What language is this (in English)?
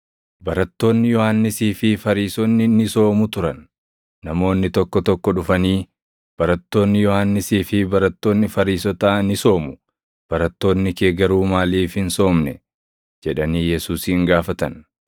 Oromo